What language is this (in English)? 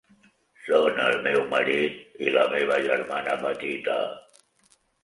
Catalan